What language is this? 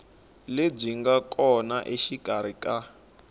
Tsonga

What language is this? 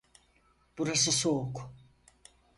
Turkish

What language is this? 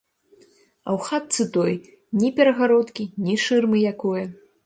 Belarusian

